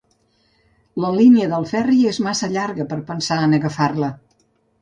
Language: Catalan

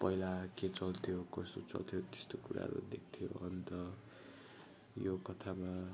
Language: Nepali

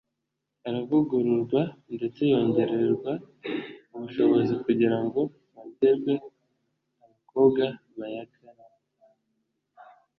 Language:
Kinyarwanda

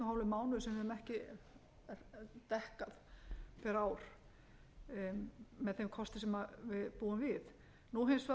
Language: Icelandic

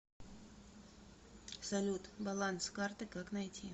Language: Russian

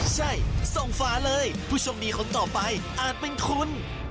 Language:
Thai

